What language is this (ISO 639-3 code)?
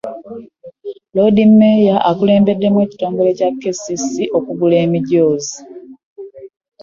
lug